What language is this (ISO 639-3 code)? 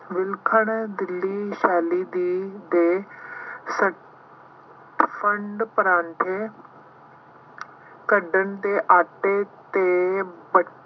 pan